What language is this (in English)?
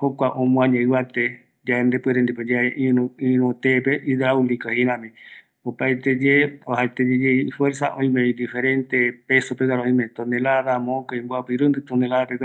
Eastern Bolivian Guaraní